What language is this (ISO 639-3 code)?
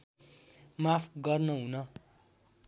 nep